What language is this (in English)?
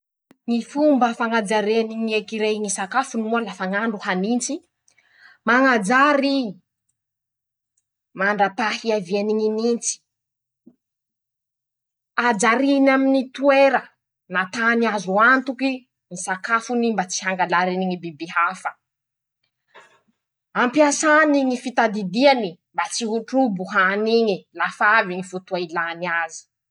Masikoro Malagasy